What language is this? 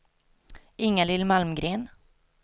Swedish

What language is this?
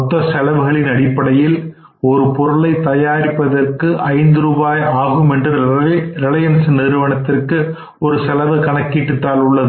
Tamil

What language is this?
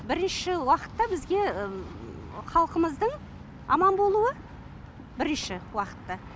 Kazakh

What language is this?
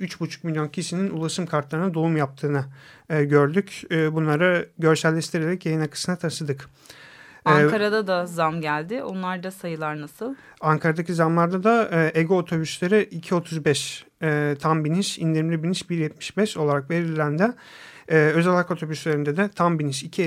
Turkish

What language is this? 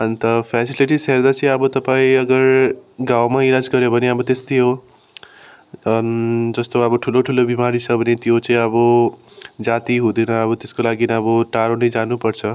Nepali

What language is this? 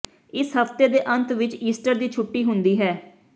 Punjabi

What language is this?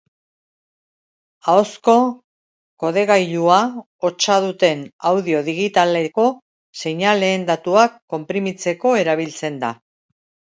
Basque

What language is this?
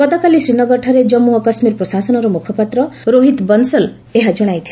Odia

